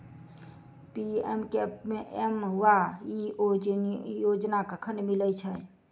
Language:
Maithili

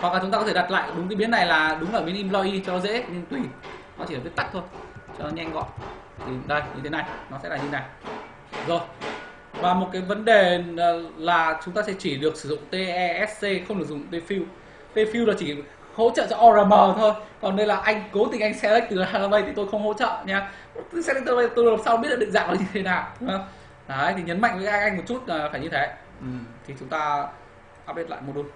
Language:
Vietnamese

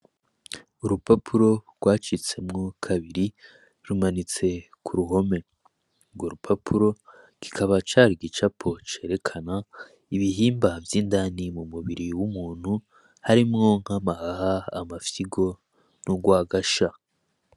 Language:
Rundi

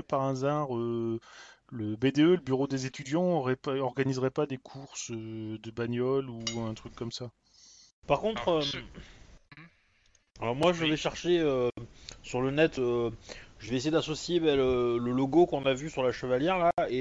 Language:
French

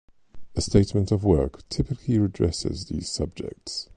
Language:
English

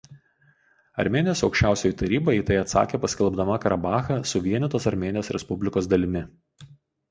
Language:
Lithuanian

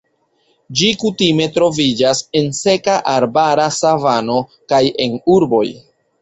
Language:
Esperanto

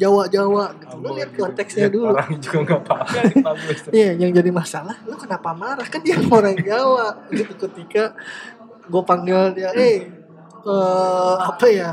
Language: Indonesian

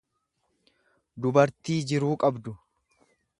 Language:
Oromo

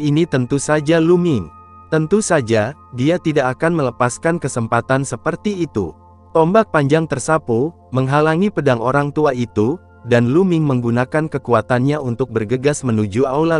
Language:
Indonesian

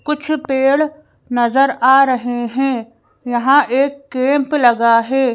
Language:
Hindi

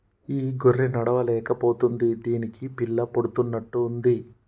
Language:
Telugu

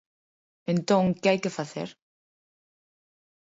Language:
Galician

